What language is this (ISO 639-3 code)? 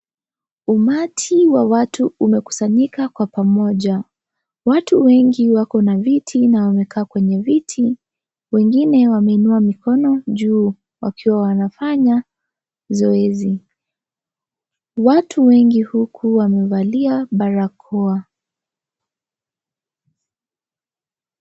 swa